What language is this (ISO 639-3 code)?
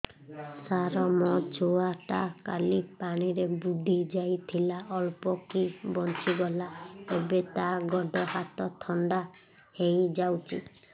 ori